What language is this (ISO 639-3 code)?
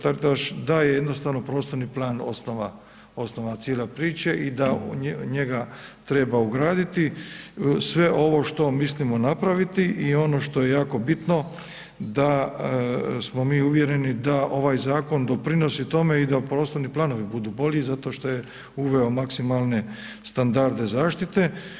hrv